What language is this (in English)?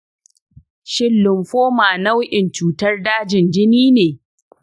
Hausa